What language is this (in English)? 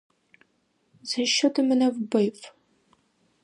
Ukrainian